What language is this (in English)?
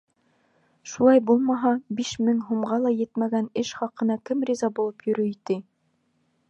Bashkir